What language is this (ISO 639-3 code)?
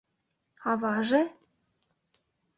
chm